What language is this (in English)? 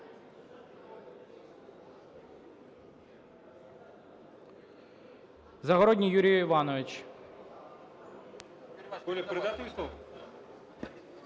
Ukrainian